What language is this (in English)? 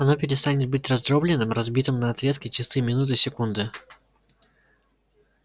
Russian